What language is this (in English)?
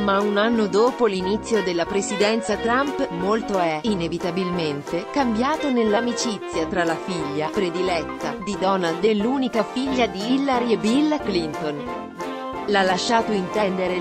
Italian